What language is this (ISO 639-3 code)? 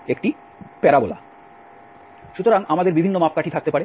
ben